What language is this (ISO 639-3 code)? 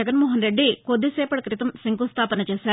tel